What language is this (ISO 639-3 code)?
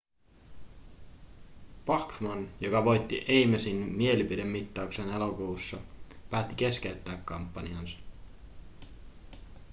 fin